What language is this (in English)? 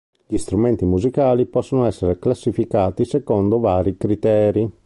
Italian